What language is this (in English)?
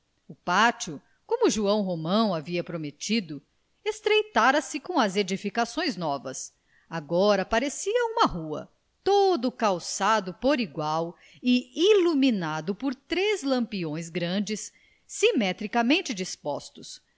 Portuguese